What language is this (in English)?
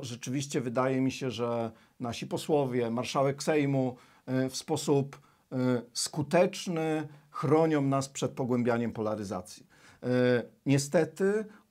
Polish